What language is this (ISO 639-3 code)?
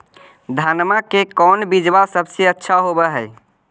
mag